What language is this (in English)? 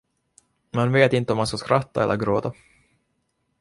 Swedish